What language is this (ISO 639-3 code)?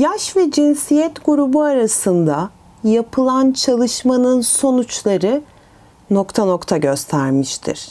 tur